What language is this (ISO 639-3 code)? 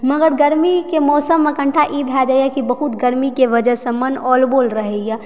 mai